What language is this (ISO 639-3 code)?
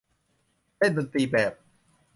tha